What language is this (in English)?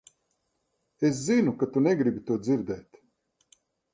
Latvian